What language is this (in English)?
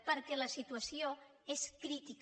Catalan